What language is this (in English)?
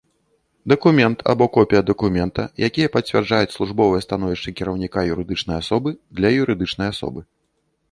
Belarusian